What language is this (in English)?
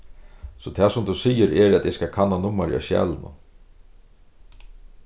Faroese